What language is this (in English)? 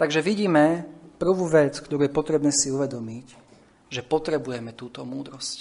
Slovak